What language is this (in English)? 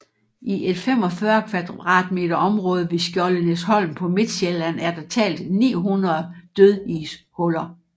Danish